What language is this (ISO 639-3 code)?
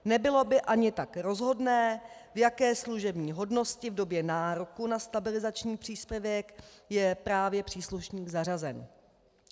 ces